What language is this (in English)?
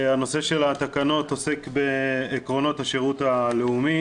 Hebrew